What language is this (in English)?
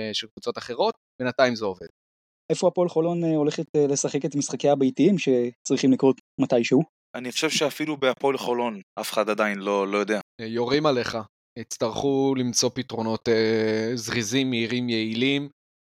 Hebrew